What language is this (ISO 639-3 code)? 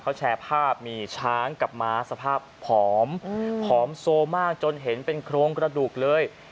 tha